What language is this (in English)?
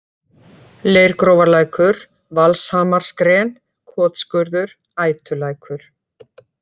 Icelandic